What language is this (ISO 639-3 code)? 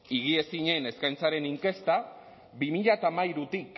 eus